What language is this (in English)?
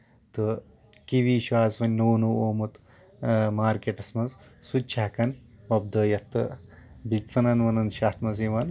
Kashmiri